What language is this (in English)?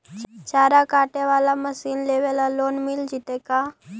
Magahi